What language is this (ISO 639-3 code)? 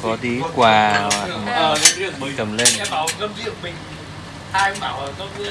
vie